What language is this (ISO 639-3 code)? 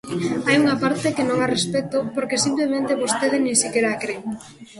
glg